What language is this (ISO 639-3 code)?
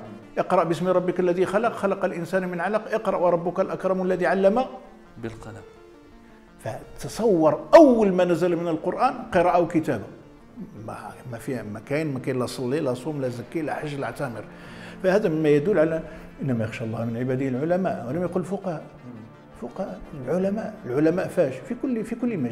ara